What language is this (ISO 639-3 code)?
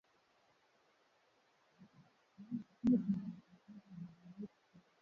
swa